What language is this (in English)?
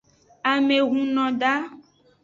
Aja (Benin)